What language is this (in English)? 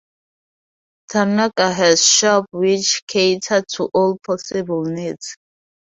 English